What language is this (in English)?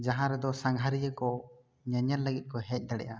Santali